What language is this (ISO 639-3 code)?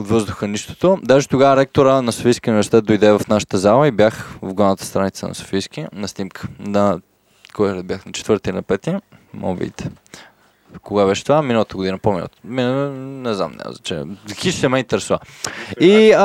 bul